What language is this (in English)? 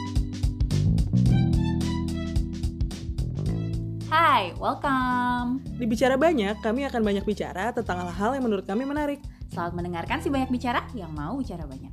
Indonesian